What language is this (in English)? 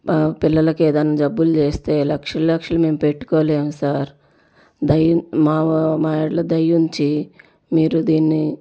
Telugu